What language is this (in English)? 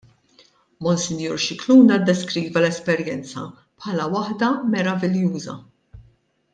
Maltese